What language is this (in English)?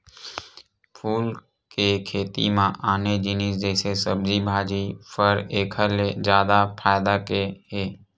Chhattisgarhi